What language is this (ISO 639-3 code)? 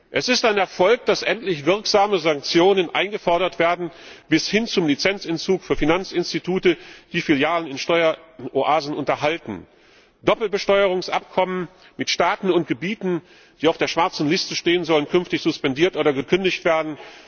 deu